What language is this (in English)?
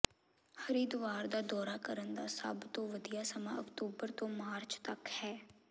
Punjabi